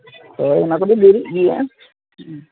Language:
Santali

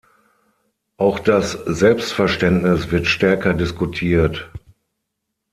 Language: German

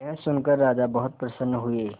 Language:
Hindi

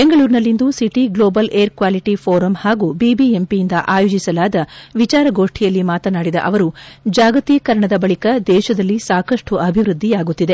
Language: Kannada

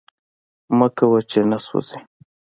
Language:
Pashto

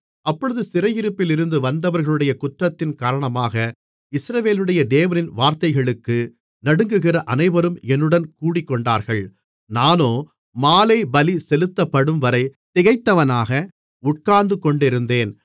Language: Tamil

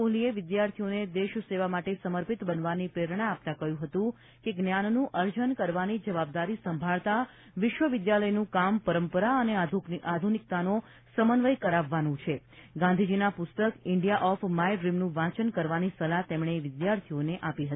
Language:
Gujarati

